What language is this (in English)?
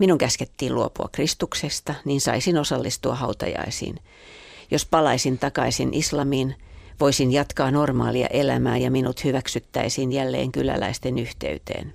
Finnish